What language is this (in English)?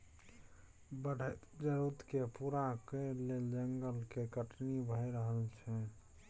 Maithili